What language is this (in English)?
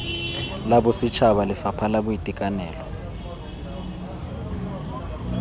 Tswana